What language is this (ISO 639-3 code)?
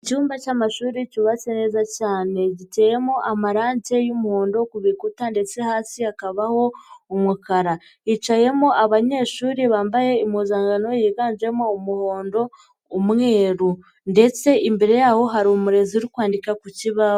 kin